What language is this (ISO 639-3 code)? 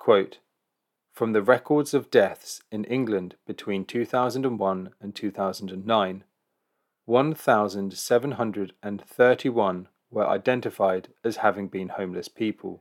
eng